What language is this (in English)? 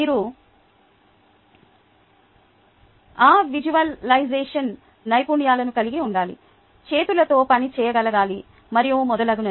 Telugu